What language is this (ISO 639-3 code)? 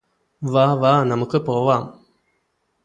mal